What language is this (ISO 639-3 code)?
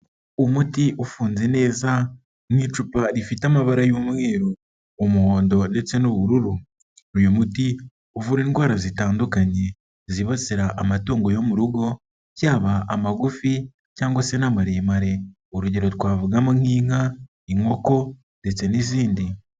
kin